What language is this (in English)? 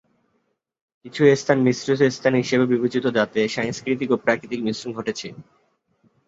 Bangla